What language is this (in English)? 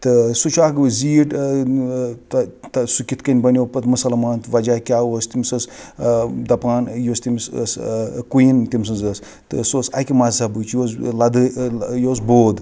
Kashmiri